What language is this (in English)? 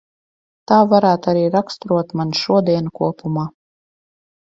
Latvian